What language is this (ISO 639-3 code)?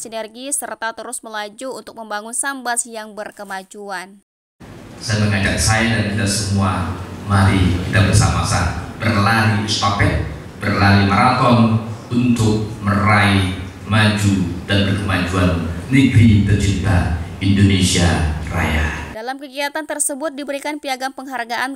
ind